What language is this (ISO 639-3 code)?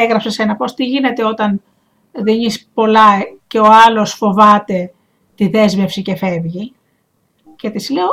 ell